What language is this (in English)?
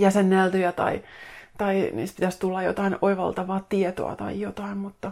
Finnish